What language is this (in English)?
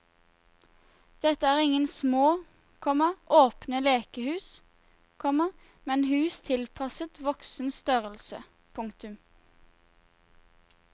Norwegian